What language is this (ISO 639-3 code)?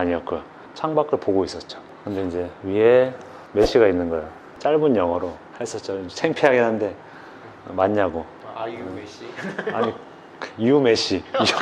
kor